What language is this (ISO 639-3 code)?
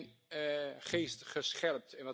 nld